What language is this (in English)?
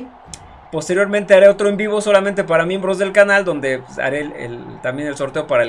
Spanish